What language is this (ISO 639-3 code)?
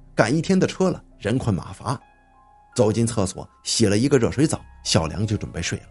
zho